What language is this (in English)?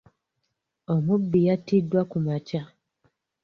Ganda